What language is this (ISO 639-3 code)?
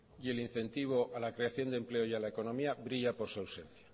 spa